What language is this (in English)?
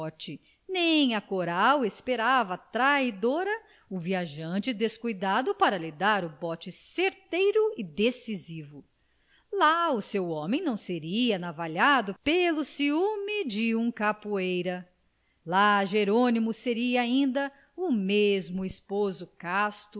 Portuguese